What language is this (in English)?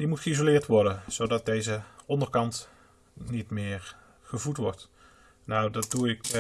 Dutch